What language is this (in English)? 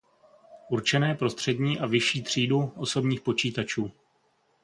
Czech